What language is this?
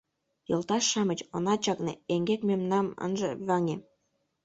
Mari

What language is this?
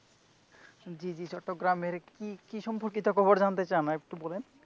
Bangla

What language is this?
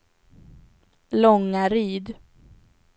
Swedish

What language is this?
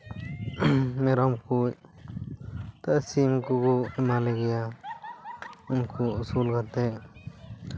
Santali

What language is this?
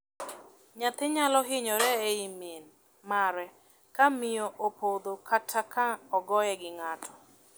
Luo (Kenya and Tanzania)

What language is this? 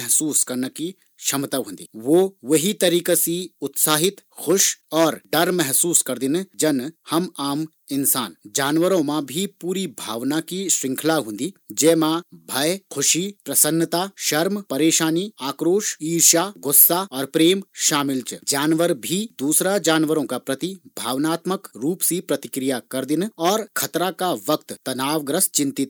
Garhwali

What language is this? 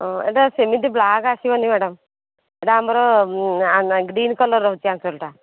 Odia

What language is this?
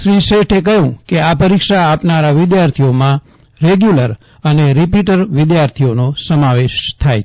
Gujarati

